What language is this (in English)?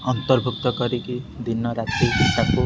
Odia